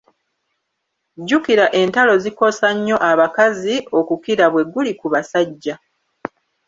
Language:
Ganda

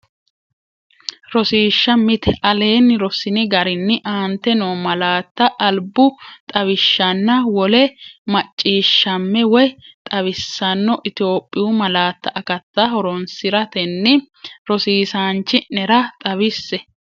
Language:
Sidamo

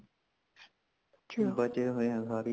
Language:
Punjabi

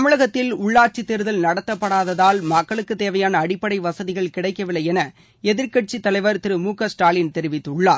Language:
Tamil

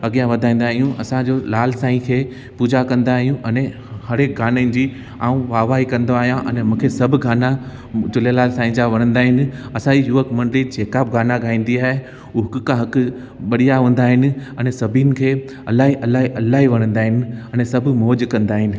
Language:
Sindhi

